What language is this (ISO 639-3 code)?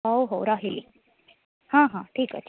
ori